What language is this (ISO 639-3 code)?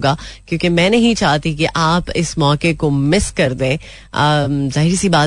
hin